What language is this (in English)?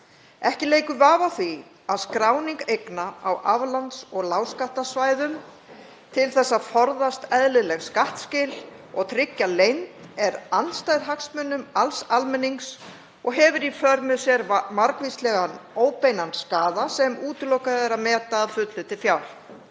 Icelandic